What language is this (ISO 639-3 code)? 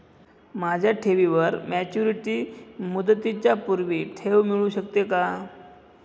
mar